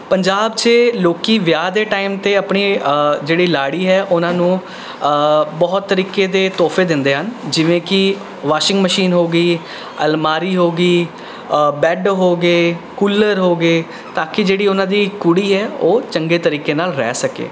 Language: Punjabi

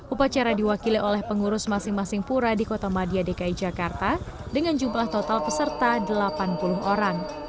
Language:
Indonesian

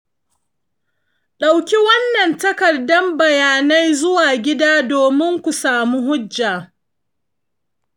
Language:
Hausa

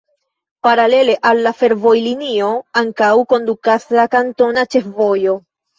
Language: Esperanto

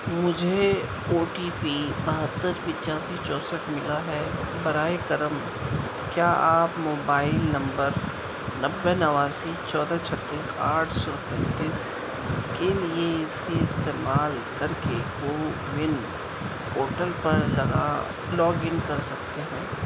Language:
Urdu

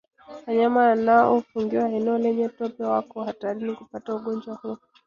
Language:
Swahili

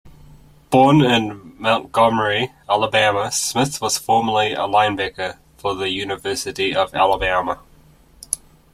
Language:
English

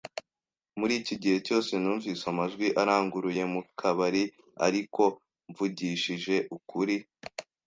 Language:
Kinyarwanda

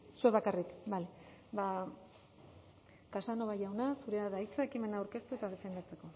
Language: Basque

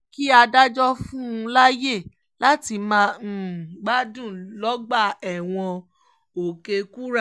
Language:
Yoruba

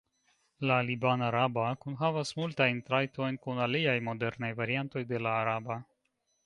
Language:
Esperanto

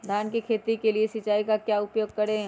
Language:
Magahi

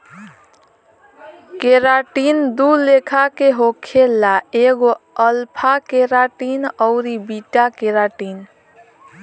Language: Bhojpuri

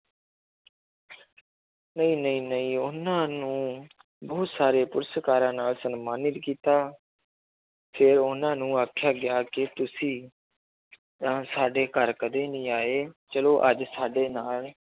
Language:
Punjabi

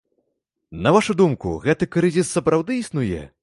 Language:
Belarusian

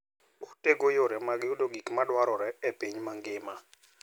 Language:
Luo (Kenya and Tanzania)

